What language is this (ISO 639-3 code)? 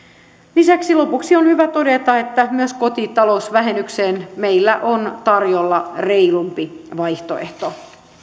fin